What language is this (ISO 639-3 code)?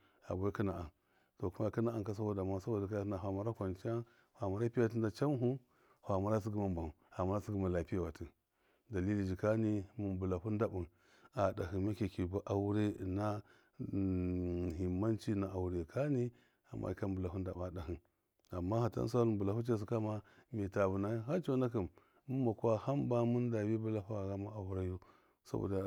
mkf